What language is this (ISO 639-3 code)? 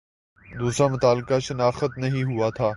urd